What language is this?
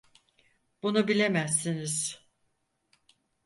Turkish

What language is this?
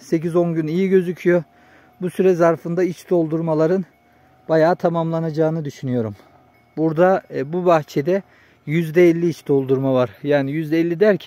Turkish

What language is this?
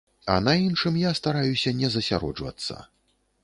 Belarusian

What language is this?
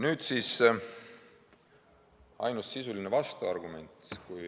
Estonian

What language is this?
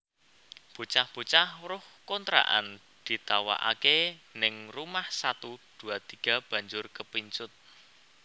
Javanese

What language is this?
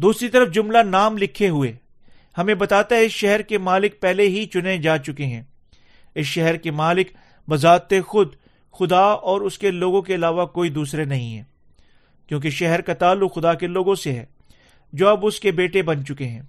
Urdu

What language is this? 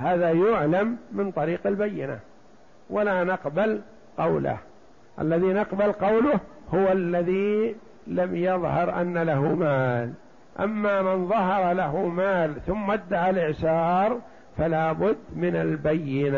Arabic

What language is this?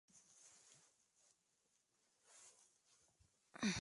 Spanish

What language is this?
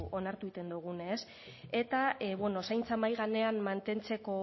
Basque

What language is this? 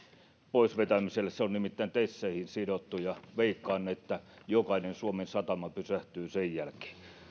Finnish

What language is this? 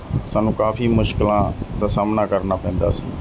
Punjabi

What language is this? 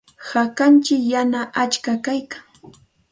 Santa Ana de Tusi Pasco Quechua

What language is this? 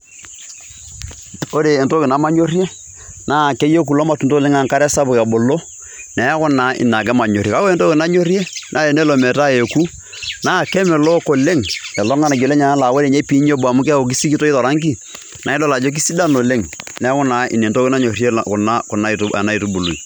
Masai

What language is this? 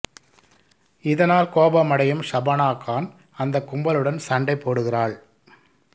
Tamil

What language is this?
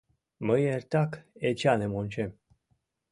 Mari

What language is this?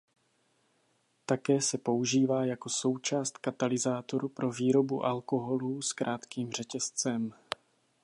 Czech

